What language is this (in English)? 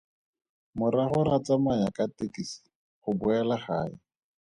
Tswana